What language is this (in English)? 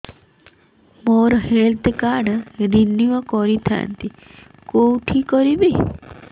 Odia